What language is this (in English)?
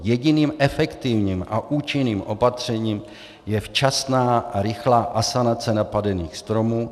Czech